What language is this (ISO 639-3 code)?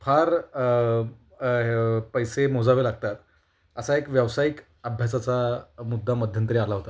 mar